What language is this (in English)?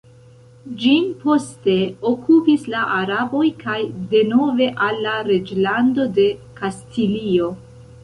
Esperanto